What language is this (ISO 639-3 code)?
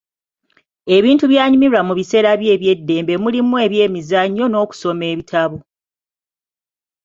lug